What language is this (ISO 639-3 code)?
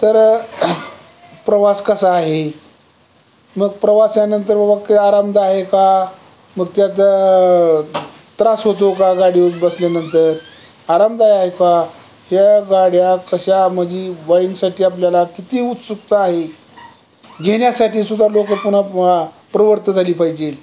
mar